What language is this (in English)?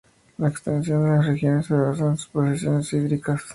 Spanish